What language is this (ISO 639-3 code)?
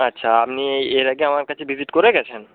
ben